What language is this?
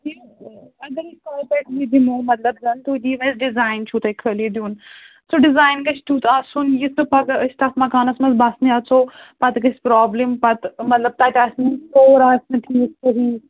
Kashmiri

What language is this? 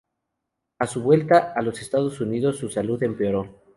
Spanish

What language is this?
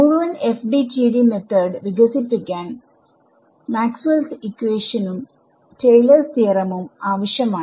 Malayalam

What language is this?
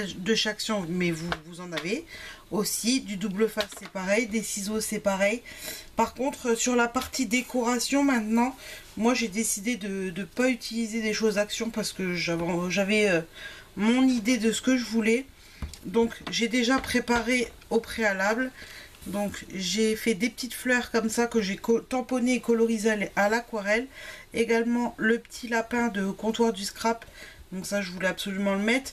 French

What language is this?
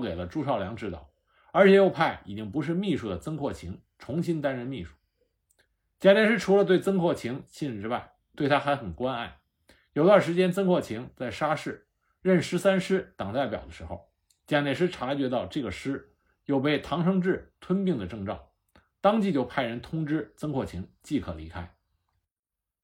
Chinese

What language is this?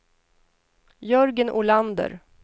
Swedish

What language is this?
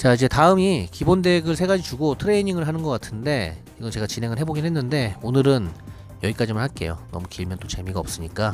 Korean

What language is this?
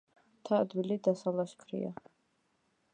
Georgian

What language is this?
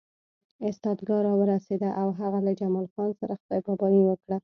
Pashto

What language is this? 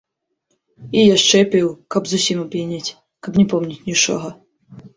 Belarusian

